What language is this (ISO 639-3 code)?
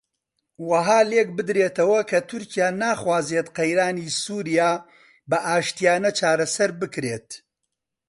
ckb